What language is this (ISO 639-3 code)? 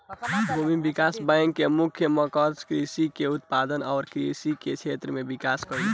bho